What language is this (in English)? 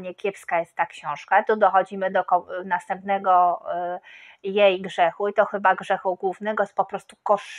Polish